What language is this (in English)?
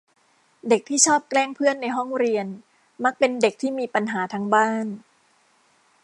Thai